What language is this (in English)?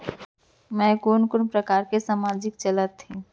Chhattisgarhi